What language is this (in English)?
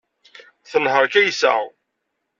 Kabyle